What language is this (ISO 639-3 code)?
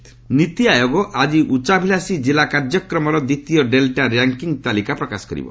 ori